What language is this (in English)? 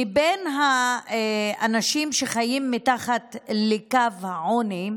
Hebrew